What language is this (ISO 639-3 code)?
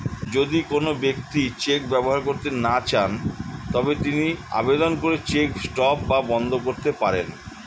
ben